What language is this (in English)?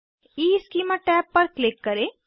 Hindi